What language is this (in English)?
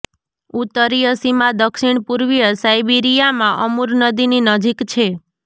Gujarati